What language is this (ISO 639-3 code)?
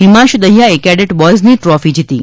guj